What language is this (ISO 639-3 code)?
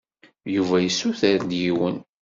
kab